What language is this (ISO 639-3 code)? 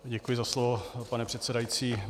ces